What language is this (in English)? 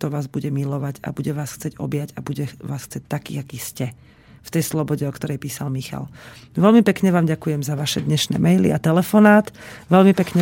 Slovak